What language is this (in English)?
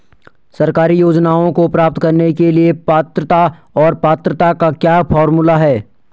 Hindi